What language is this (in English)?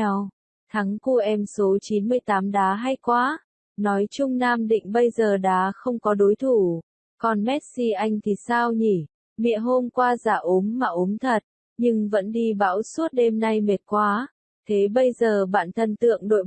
Vietnamese